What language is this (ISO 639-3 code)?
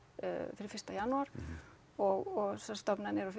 isl